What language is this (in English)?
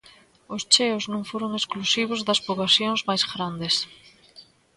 Galician